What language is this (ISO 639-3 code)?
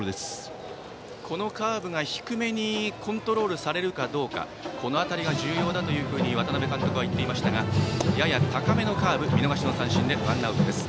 jpn